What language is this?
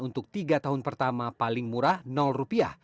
Indonesian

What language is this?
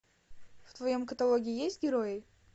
Russian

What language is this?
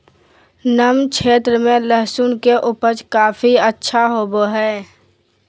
Magahi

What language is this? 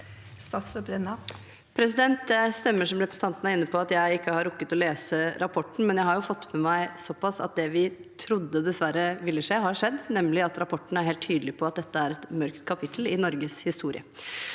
Norwegian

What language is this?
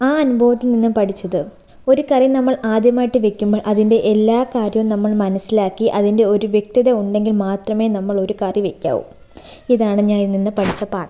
Malayalam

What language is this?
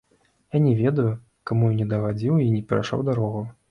Belarusian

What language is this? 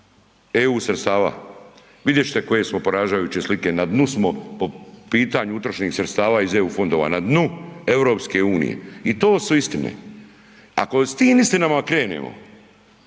Croatian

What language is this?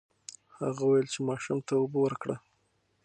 Pashto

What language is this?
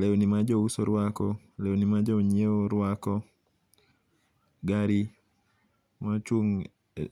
Luo (Kenya and Tanzania)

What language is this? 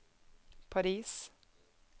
Norwegian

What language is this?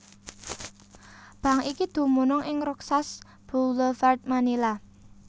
Javanese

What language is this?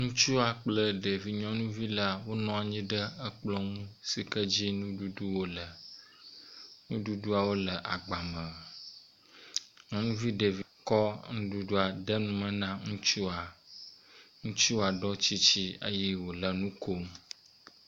Ewe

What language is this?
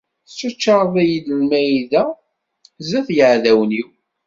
Kabyle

